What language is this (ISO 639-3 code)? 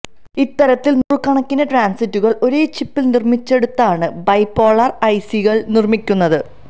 mal